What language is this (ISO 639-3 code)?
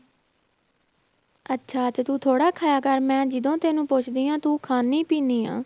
pan